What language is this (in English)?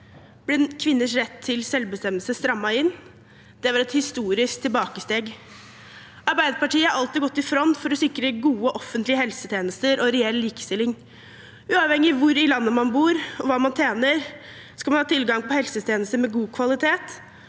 Norwegian